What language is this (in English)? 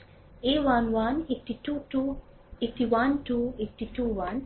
Bangla